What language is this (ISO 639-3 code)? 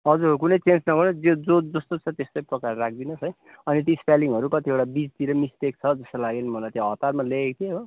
nep